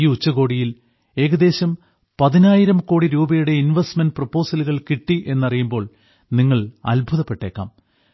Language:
Malayalam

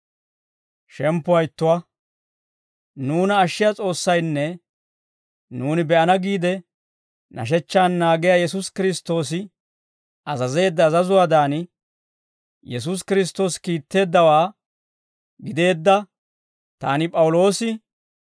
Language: Dawro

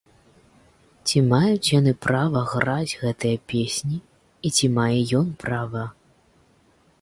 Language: Belarusian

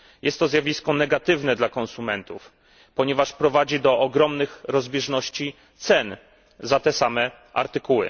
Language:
Polish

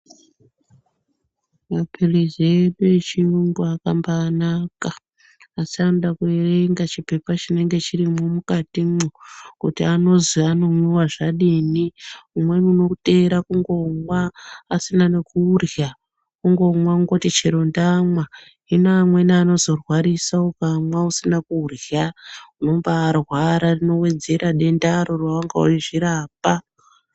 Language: Ndau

